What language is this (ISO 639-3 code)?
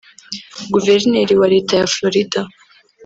kin